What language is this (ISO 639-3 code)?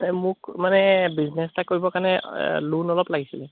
asm